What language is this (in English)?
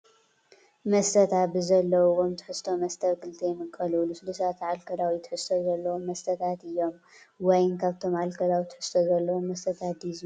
Tigrinya